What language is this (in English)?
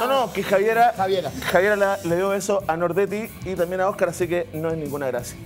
Spanish